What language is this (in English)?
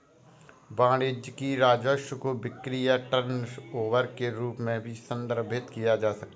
Hindi